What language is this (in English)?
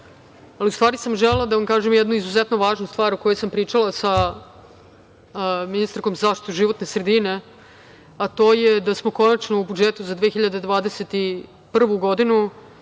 Serbian